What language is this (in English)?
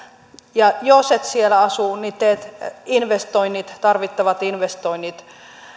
Finnish